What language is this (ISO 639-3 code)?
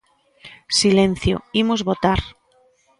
glg